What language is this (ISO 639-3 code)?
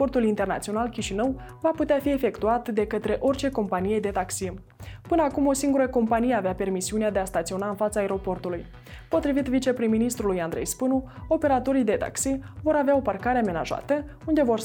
ron